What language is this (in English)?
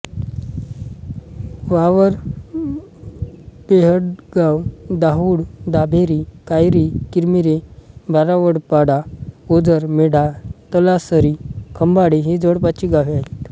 Marathi